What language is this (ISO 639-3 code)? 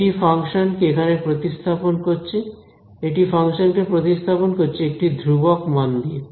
ben